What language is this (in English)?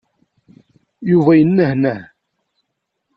Kabyle